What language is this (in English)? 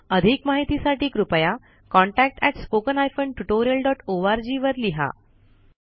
Marathi